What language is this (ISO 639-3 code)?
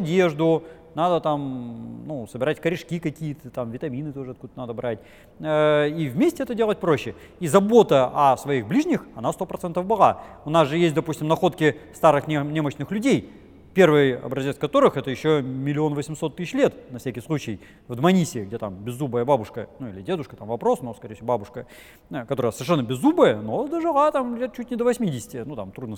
rus